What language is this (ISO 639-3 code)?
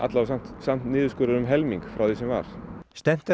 isl